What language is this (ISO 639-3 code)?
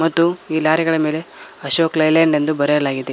kan